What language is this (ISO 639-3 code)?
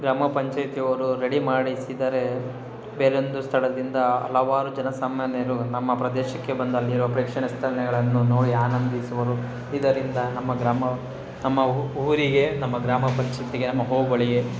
kan